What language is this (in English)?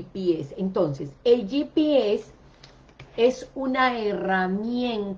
Spanish